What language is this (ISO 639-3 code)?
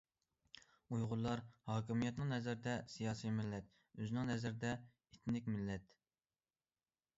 uig